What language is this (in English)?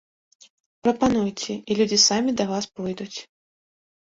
Belarusian